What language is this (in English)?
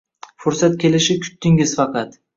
Uzbek